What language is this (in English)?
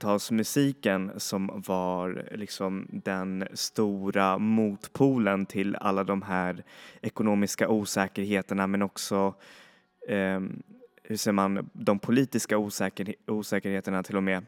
Swedish